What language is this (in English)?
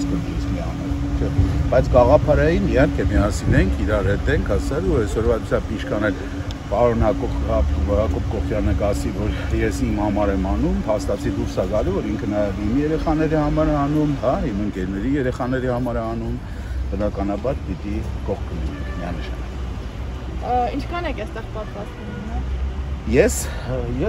Turkish